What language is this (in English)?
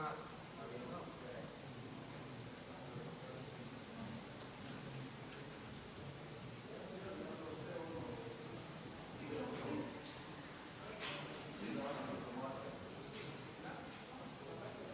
Croatian